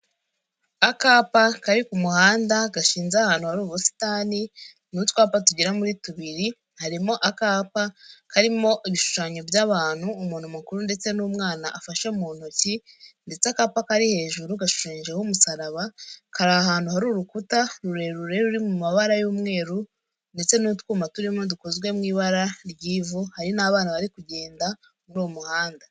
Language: Kinyarwanda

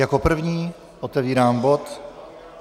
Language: Czech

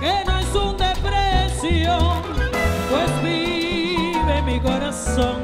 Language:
Spanish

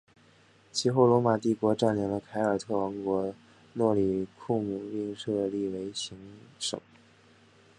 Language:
Chinese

